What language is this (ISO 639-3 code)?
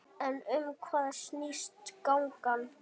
isl